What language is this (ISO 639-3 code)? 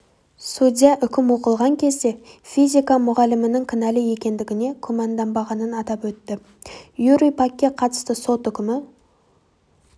kaz